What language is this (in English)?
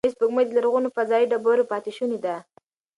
Pashto